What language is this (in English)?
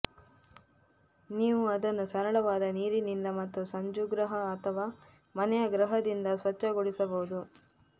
Kannada